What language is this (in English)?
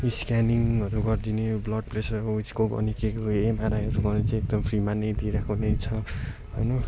Nepali